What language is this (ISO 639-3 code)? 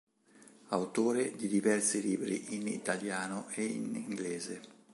ita